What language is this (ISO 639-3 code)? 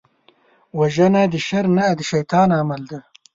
pus